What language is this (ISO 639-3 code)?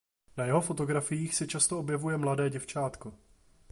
ces